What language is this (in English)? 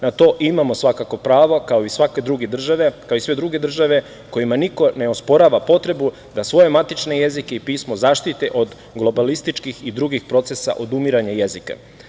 Serbian